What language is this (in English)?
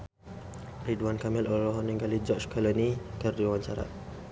Sundanese